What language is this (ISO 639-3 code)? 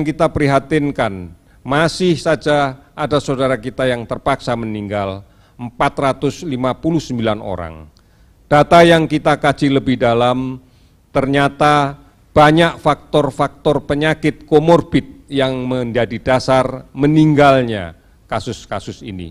ind